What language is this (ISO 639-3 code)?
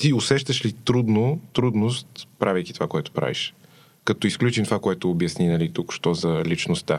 bul